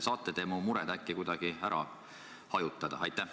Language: Estonian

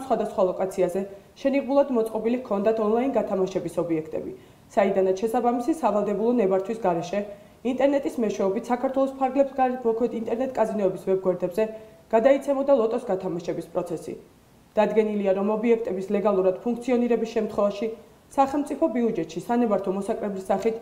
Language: Romanian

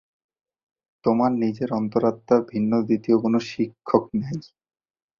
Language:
Bangla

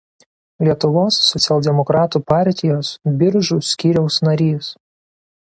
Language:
Lithuanian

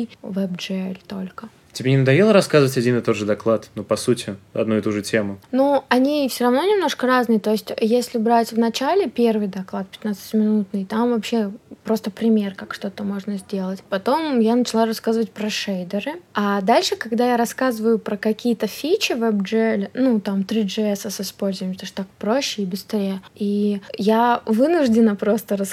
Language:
Russian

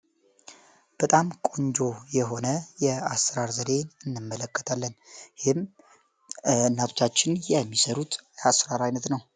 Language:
Amharic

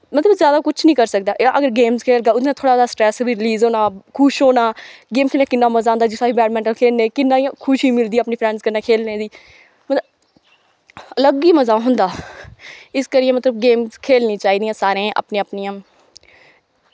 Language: Dogri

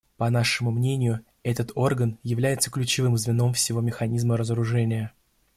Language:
Russian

